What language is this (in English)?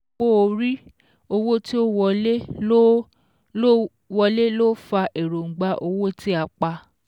Yoruba